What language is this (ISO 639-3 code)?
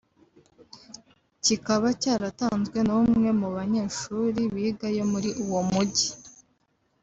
kin